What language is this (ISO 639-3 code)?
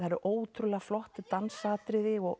isl